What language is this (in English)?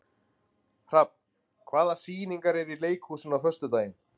Icelandic